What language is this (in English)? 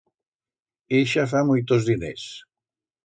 Aragonese